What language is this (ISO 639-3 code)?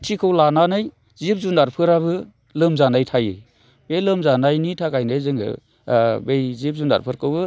brx